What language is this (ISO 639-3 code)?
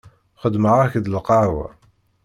kab